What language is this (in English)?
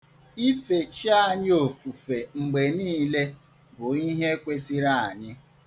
Igbo